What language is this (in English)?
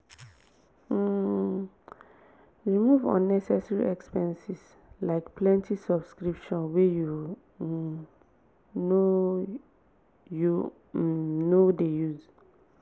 Nigerian Pidgin